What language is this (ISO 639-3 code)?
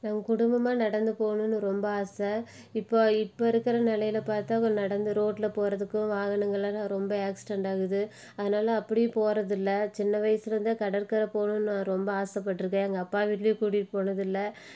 tam